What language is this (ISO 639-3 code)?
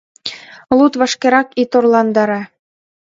chm